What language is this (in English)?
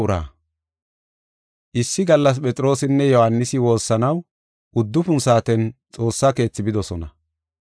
Gofa